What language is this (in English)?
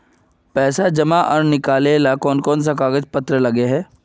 Magahi